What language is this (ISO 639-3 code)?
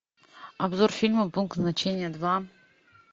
rus